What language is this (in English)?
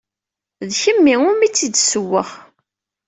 Kabyle